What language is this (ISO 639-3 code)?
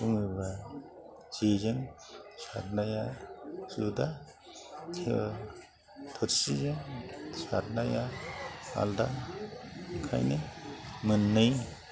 brx